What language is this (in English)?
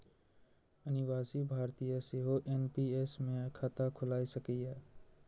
Maithili